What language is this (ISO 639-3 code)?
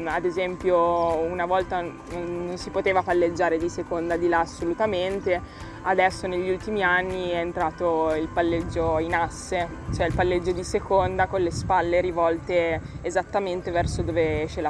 ita